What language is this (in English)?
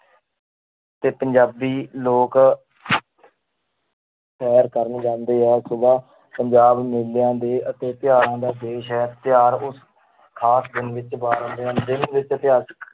Punjabi